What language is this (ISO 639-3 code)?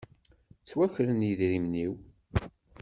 kab